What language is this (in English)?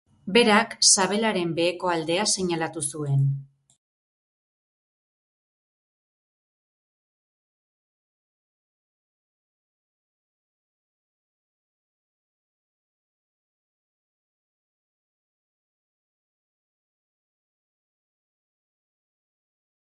Basque